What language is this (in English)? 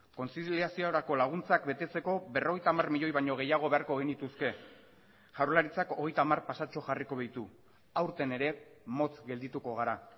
Basque